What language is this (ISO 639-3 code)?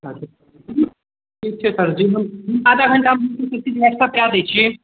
mai